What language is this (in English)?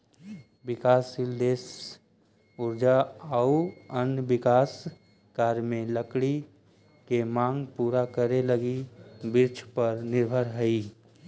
Magahi